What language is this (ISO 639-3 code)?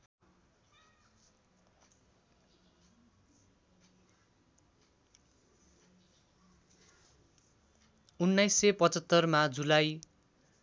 nep